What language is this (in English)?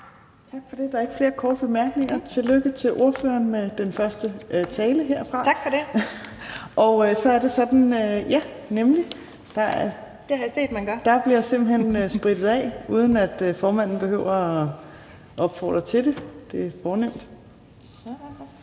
Danish